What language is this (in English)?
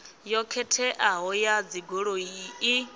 Venda